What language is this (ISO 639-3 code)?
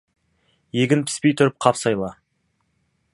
kaz